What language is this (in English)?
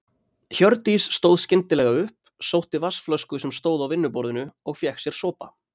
Icelandic